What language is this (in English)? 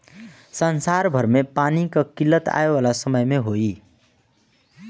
Bhojpuri